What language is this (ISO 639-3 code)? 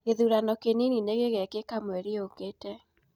kik